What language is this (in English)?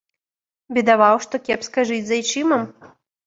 Belarusian